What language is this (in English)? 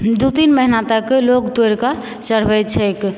Maithili